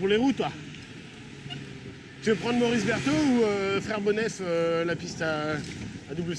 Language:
French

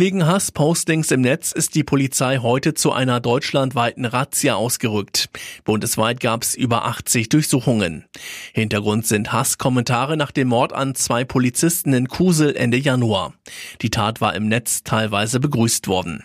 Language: German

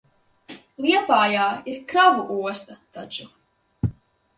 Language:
Latvian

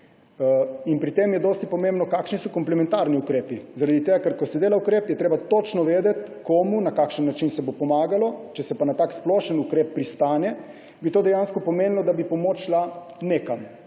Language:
Slovenian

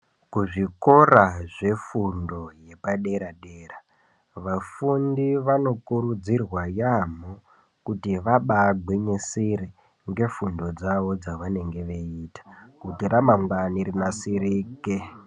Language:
Ndau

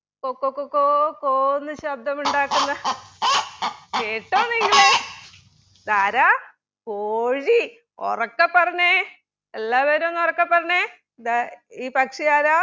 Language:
Malayalam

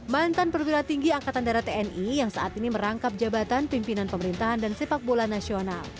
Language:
Indonesian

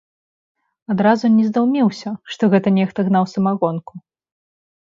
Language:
Belarusian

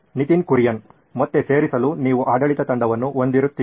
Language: Kannada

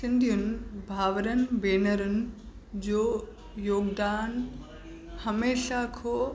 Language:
Sindhi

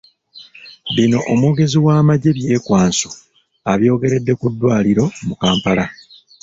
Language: Ganda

